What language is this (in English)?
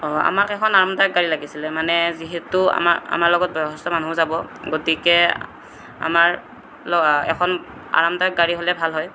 Assamese